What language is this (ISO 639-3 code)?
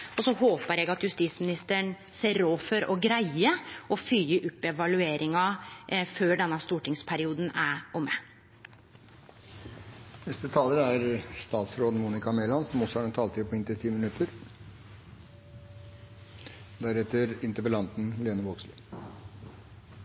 nno